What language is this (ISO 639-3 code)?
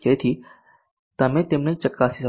guj